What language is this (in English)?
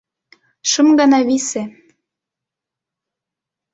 Mari